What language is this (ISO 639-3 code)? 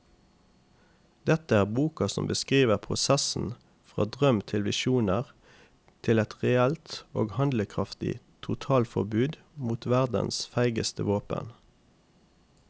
nor